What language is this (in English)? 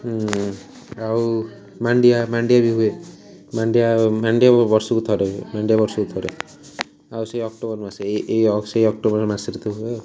Odia